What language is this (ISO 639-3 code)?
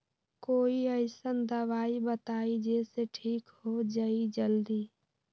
mag